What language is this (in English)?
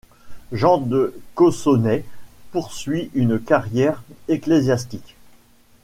French